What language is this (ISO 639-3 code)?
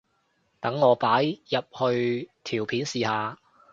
yue